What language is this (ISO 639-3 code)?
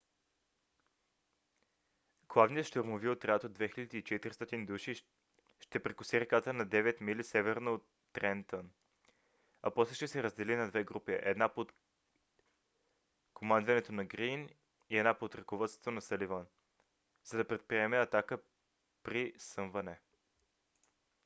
bul